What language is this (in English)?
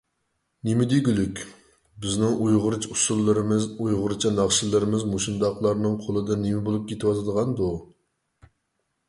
Uyghur